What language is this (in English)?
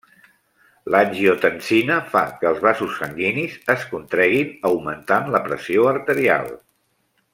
Catalan